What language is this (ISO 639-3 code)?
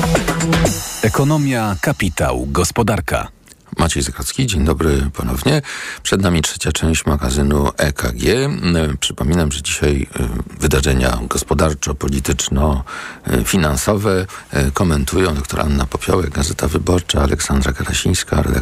pol